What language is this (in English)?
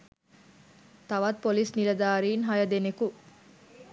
Sinhala